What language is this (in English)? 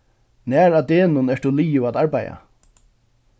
Faroese